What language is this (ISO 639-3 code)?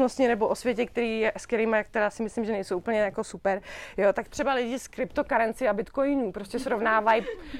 ces